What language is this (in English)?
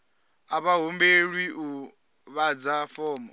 Venda